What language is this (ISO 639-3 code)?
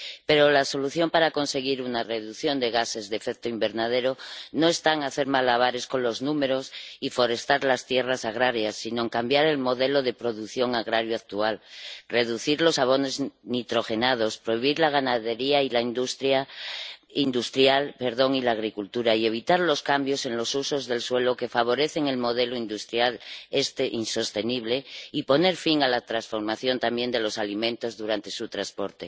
spa